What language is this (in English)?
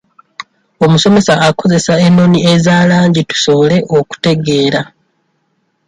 Ganda